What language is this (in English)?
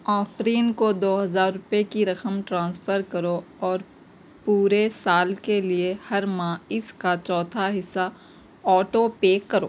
Urdu